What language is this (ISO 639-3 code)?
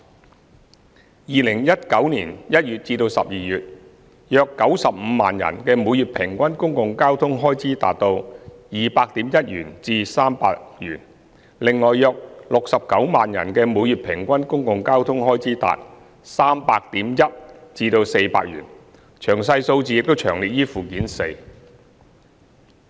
yue